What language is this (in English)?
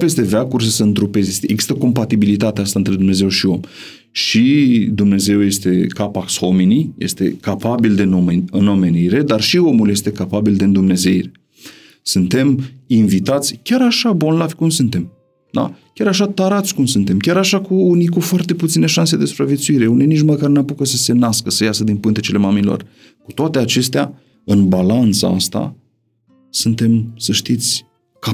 Romanian